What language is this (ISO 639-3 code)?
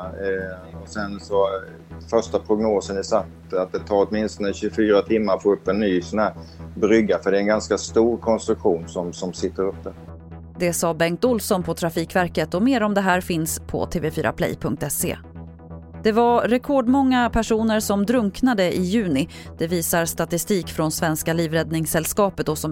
swe